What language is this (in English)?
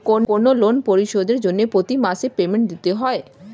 Bangla